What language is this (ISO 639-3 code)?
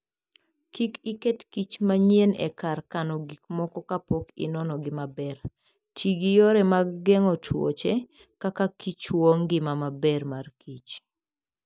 luo